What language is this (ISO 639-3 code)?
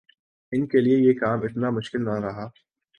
urd